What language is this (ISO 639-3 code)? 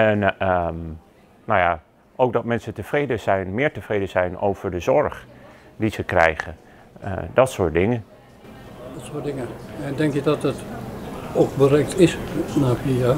nld